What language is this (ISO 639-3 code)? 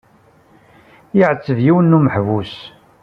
kab